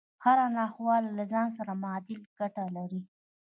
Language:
Pashto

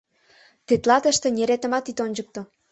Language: Mari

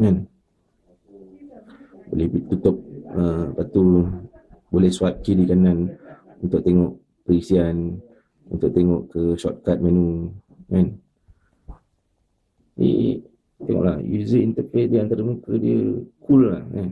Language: Malay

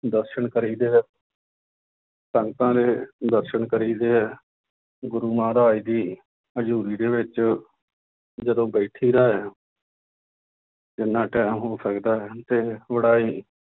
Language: Punjabi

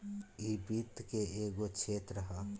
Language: Bhojpuri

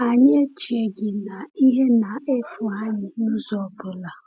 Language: Igbo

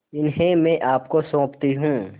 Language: Hindi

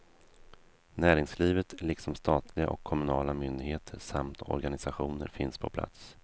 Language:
Swedish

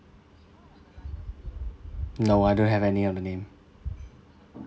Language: English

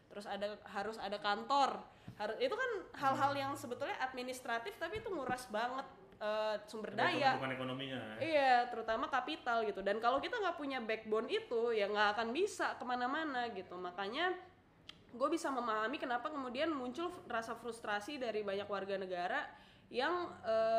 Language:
Indonesian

